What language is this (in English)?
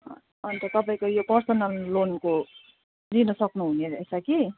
Nepali